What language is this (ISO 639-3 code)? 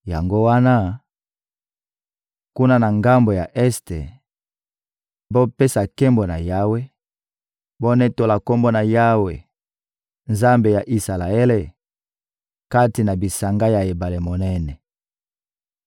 lin